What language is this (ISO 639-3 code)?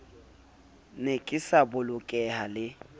sot